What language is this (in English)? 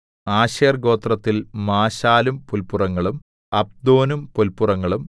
Malayalam